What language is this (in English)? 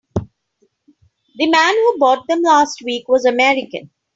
English